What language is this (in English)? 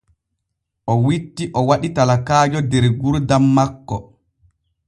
Borgu Fulfulde